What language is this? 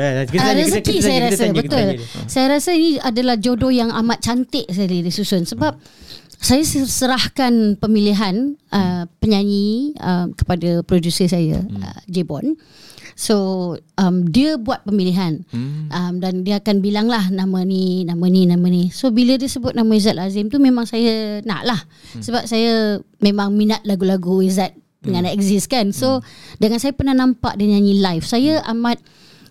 Malay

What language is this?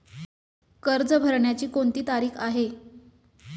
Marathi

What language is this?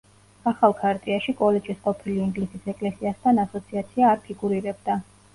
Georgian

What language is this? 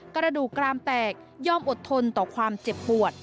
Thai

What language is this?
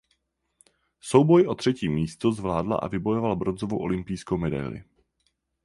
Czech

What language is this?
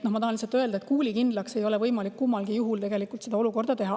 Estonian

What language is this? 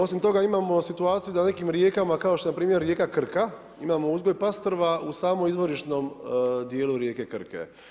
Croatian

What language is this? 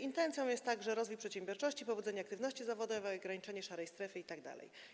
Polish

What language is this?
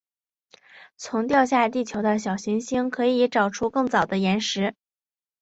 Chinese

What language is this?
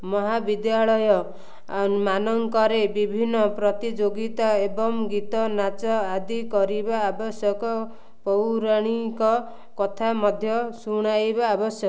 Odia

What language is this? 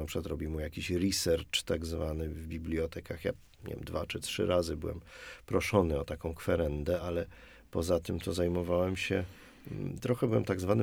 Polish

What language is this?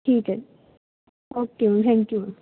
Punjabi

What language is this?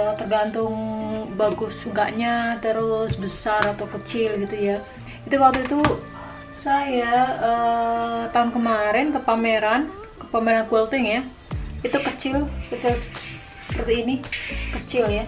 Indonesian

